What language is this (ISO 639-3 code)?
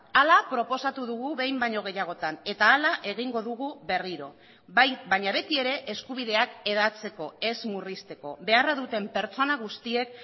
eus